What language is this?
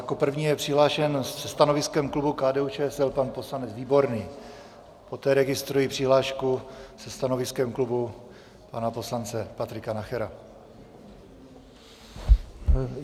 Czech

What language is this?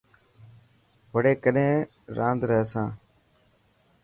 Dhatki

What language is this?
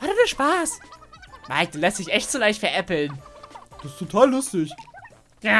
German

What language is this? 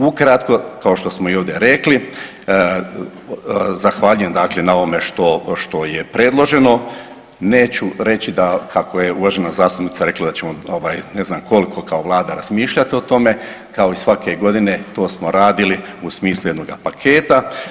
Croatian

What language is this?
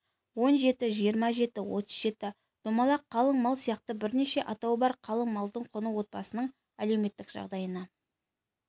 Kazakh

